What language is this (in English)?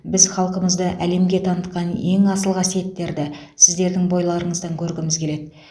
Kazakh